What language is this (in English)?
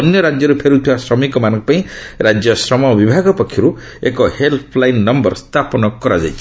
Odia